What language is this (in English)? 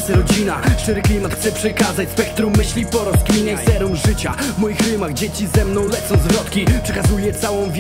Polish